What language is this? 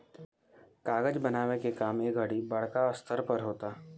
Bhojpuri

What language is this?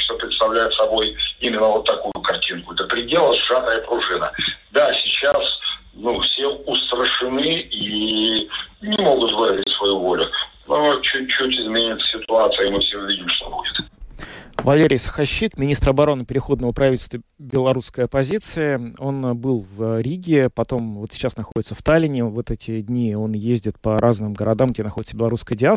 Russian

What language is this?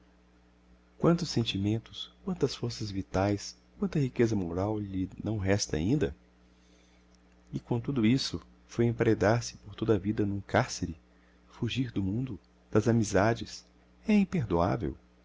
Portuguese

